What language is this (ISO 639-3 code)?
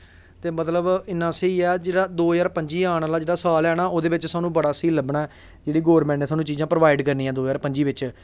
doi